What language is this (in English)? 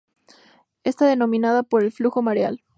Spanish